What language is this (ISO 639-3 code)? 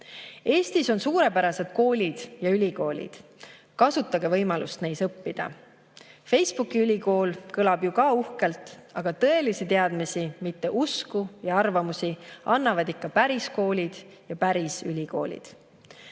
est